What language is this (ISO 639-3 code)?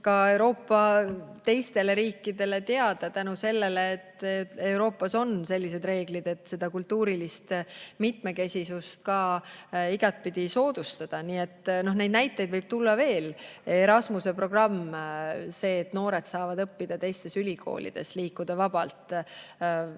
est